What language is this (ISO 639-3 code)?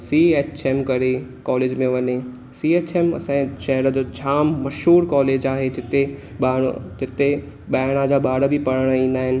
snd